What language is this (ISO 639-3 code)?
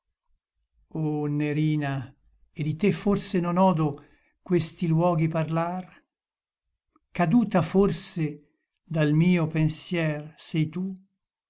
ita